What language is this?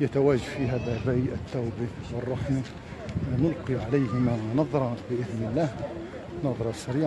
Arabic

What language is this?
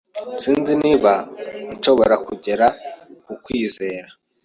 Kinyarwanda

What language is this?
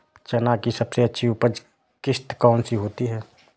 Hindi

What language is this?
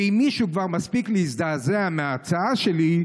Hebrew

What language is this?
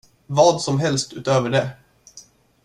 Swedish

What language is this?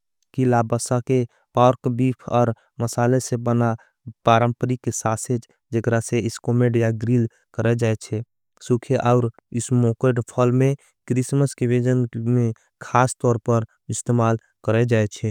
Angika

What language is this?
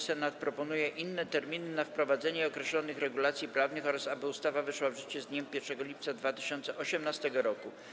Polish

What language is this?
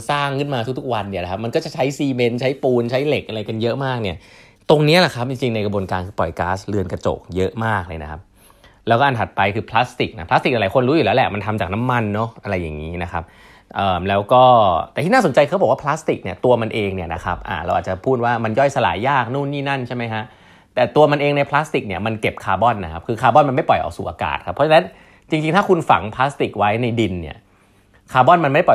Thai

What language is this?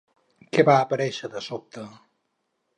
Catalan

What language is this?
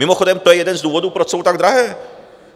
Czech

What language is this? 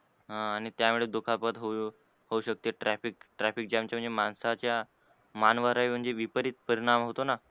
Marathi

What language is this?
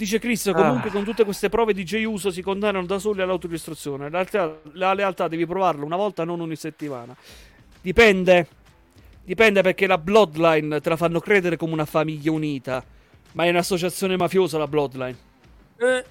Italian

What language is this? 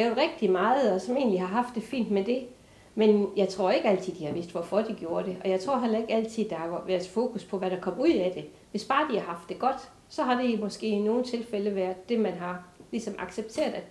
Danish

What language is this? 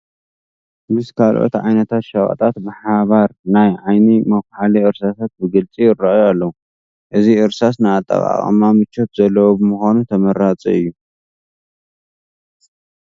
Tigrinya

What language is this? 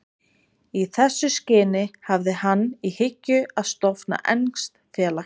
Icelandic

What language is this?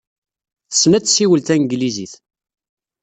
Kabyle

